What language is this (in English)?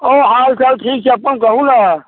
Maithili